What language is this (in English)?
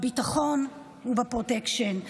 Hebrew